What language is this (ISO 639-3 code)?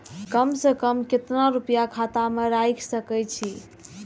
mai